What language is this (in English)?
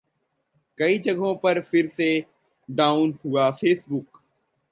Hindi